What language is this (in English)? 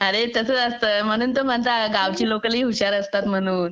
Marathi